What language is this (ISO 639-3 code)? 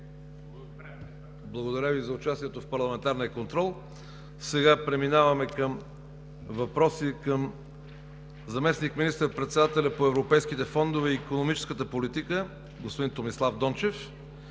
bul